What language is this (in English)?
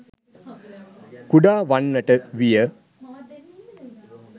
Sinhala